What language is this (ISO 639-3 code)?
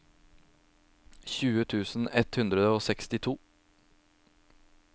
nor